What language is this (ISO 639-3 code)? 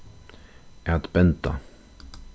fao